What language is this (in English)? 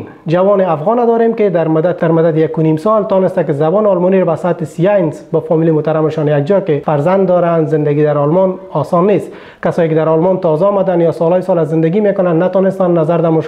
Persian